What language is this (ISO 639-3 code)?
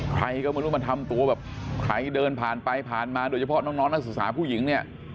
tha